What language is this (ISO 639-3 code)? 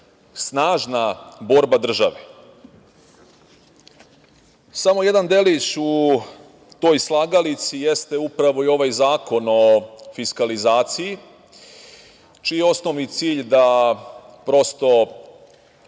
srp